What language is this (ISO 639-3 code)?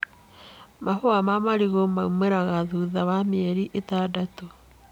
kik